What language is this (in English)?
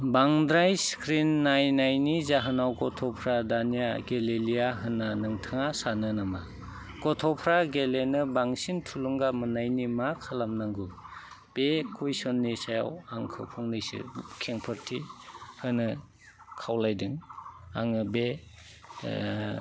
Bodo